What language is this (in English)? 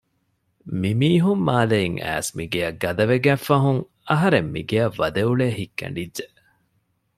Divehi